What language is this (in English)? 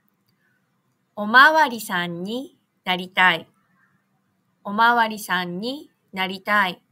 Japanese